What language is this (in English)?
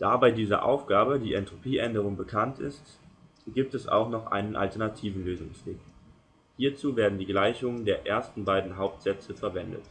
German